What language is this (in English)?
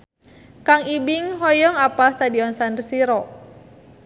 Sundanese